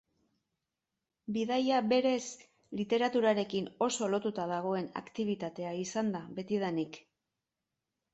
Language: Basque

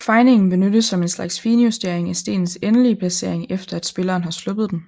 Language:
Danish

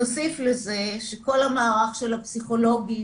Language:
Hebrew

